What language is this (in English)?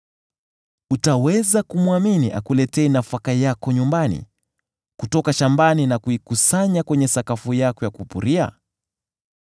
Swahili